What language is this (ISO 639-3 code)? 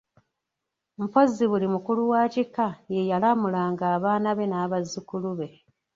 lug